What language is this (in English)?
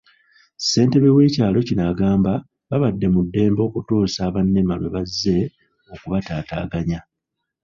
Ganda